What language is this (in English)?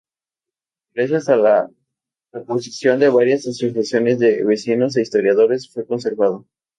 Spanish